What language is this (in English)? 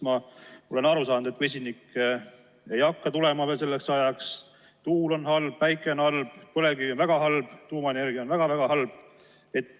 Estonian